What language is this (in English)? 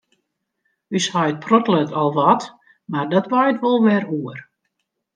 Western Frisian